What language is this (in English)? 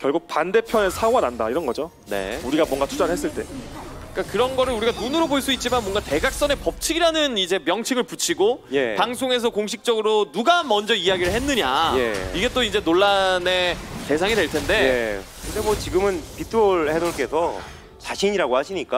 Korean